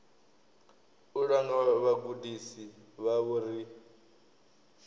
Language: Venda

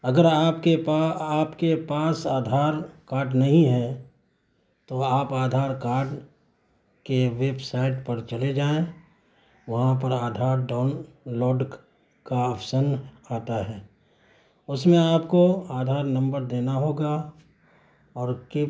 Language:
Urdu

